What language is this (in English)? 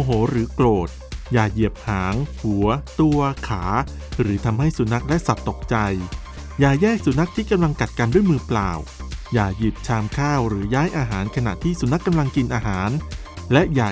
Thai